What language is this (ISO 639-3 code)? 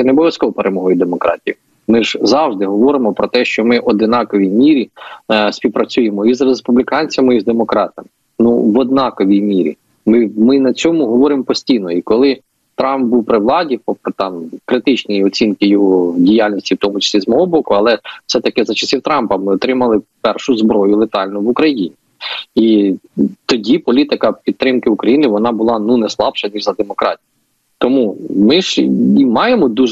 ukr